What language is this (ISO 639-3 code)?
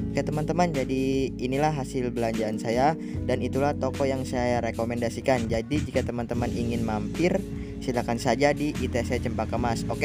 ind